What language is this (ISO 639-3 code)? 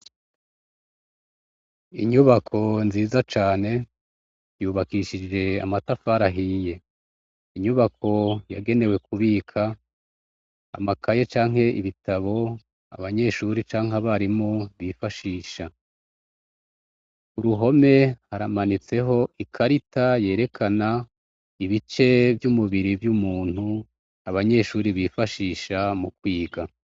run